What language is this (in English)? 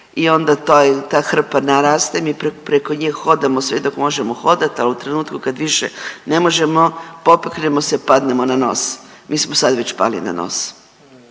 Croatian